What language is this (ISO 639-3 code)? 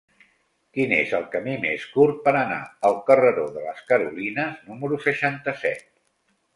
cat